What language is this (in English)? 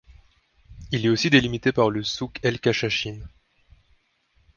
French